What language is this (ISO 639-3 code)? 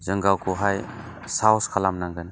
brx